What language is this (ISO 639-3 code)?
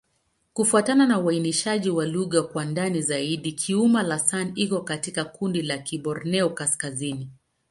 swa